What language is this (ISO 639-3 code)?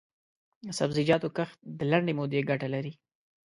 pus